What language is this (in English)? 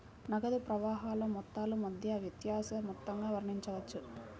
Telugu